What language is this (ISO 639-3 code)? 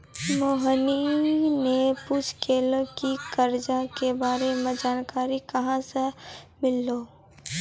mai